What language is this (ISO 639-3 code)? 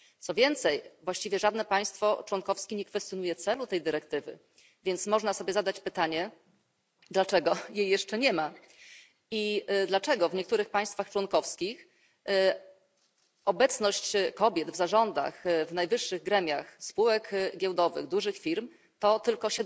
pol